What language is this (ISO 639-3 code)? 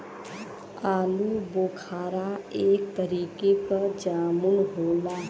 bho